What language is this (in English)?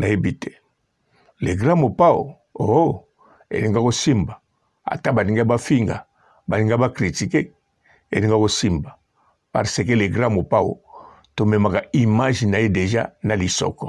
French